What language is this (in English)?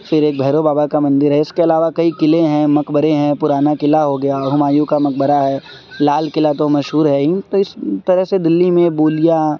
Urdu